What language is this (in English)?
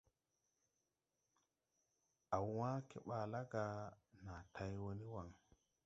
Tupuri